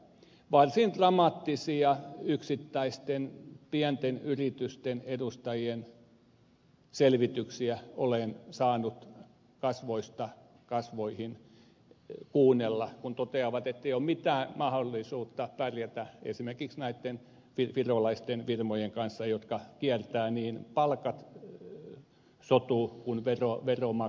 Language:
Finnish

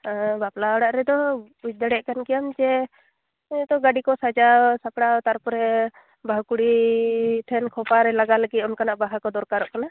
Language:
Santali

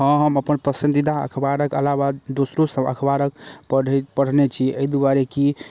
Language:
Maithili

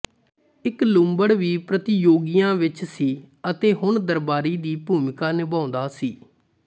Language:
Punjabi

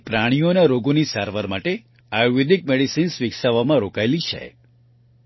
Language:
Gujarati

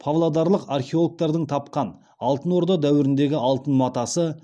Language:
Kazakh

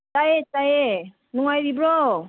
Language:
Manipuri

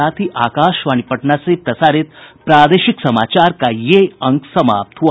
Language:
Hindi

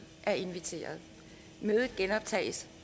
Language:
Danish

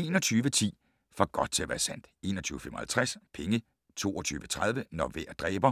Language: Danish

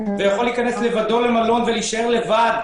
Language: Hebrew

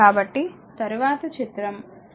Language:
Telugu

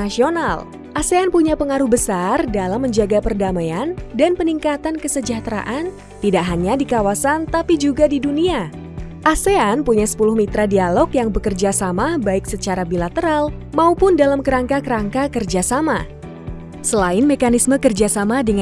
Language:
Indonesian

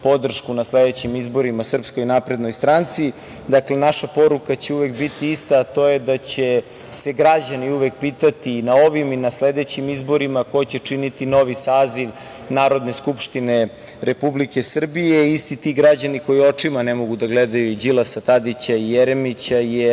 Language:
Serbian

